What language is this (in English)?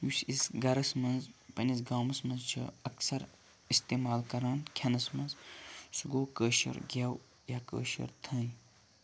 Kashmiri